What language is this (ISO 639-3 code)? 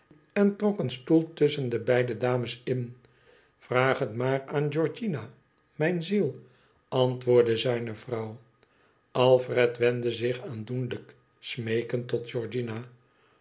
nld